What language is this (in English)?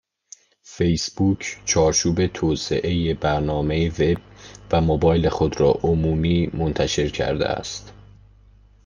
Persian